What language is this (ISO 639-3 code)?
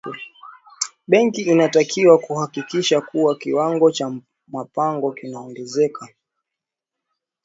swa